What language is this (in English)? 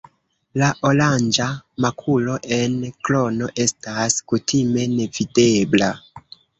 Esperanto